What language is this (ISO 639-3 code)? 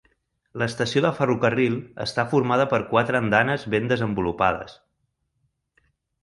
cat